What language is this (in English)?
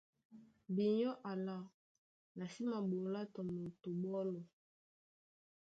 Duala